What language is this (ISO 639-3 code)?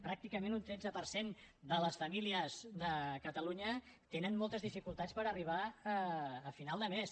cat